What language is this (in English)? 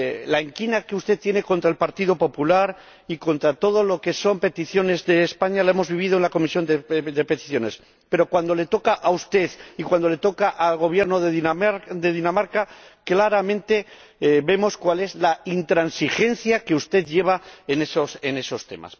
Spanish